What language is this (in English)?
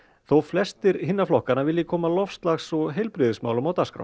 Icelandic